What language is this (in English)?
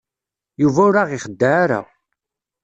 Kabyle